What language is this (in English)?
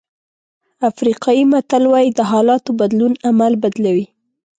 Pashto